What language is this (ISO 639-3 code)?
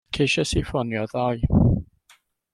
cym